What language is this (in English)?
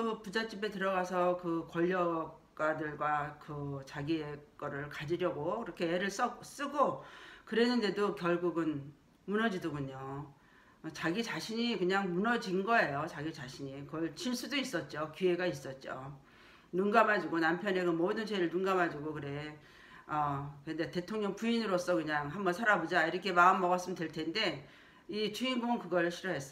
Korean